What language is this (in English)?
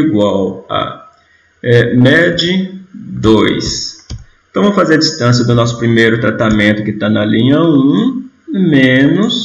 Portuguese